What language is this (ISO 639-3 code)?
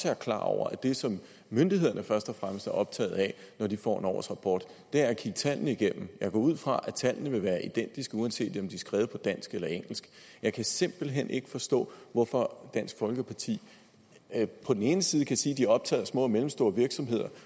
dan